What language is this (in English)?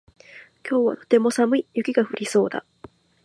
Japanese